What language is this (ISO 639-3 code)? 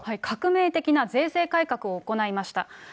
jpn